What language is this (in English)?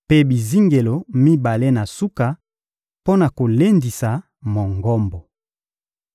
Lingala